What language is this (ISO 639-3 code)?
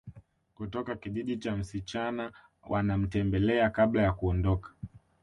swa